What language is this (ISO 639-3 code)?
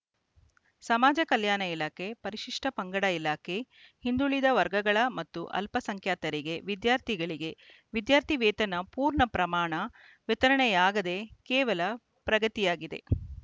kan